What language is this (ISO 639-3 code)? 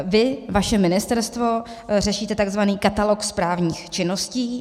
ces